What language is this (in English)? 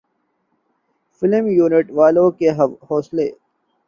Urdu